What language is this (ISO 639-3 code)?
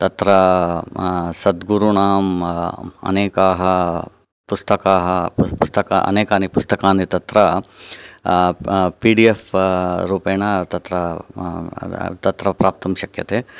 san